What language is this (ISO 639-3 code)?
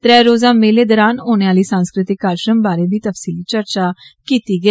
doi